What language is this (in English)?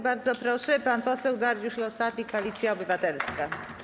Polish